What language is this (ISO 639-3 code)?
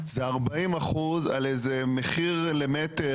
heb